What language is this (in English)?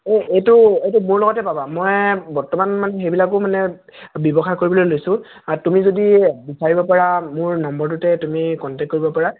Assamese